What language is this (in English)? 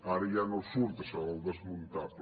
Catalan